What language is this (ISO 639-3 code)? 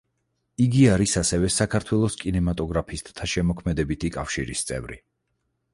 kat